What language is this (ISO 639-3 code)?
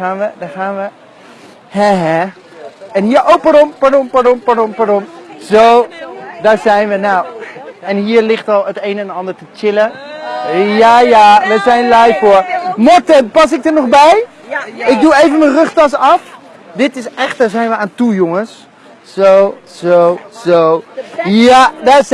nld